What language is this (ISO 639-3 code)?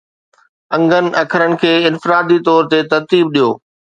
snd